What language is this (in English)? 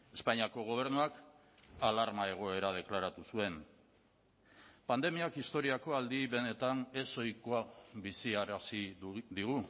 Basque